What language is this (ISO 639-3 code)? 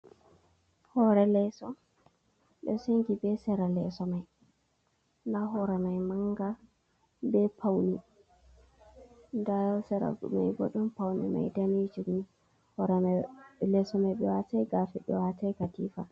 ful